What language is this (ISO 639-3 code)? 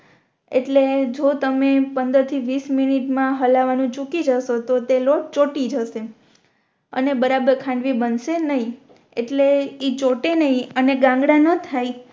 guj